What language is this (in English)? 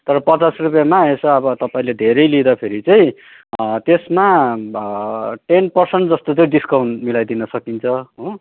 Nepali